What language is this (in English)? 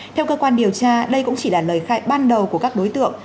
Vietnamese